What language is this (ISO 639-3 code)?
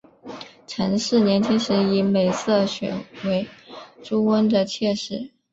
zho